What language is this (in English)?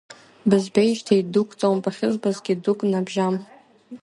Abkhazian